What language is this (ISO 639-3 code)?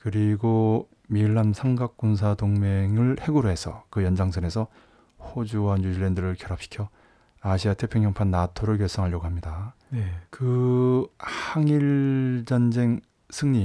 kor